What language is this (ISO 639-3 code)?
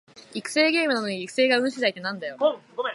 jpn